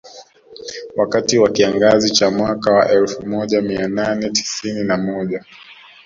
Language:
Swahili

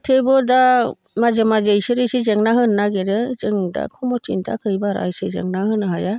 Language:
Bodo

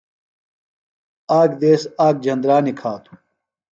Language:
Phalura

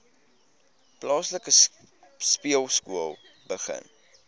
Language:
Afrikaans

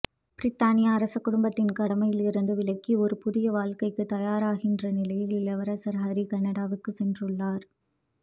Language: Tamil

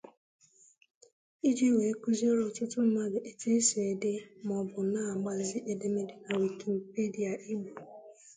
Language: Igbo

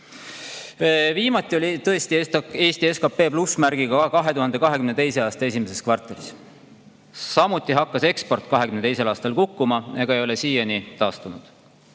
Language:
Estonian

